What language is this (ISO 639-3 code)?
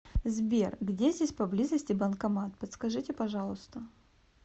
rus